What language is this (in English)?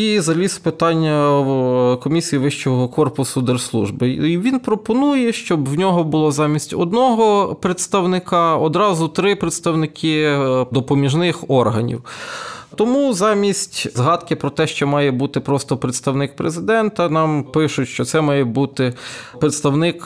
Ukrainian